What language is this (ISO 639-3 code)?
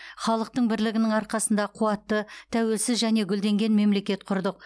kaz